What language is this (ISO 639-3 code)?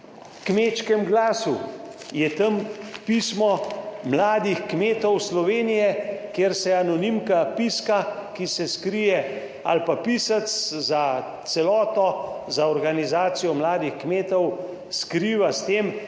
slv